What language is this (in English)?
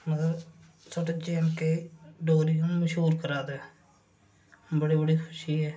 Dogri